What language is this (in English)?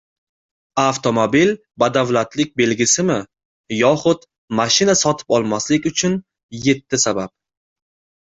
Uzbek